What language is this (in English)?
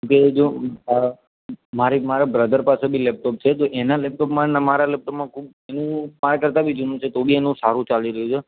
Gujarati